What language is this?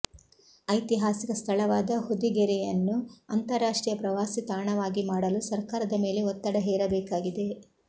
Kannada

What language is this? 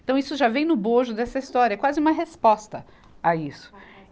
Portuguese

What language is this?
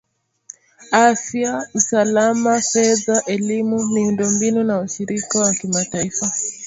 Swahili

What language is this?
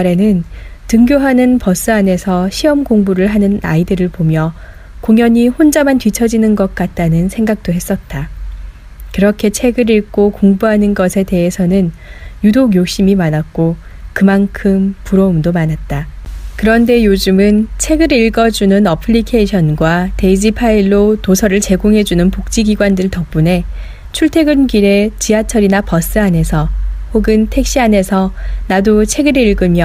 Korean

